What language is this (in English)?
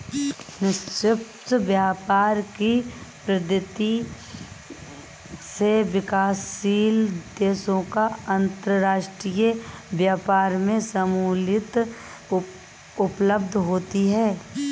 Hindi